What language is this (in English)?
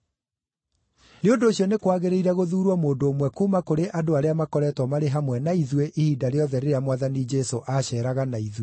Kikuyu